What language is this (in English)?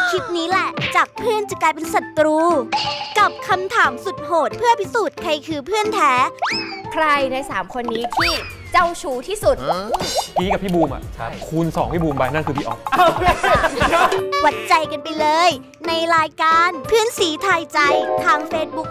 Thai